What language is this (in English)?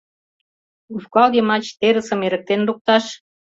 Mari